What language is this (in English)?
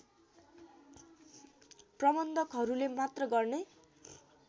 Nepali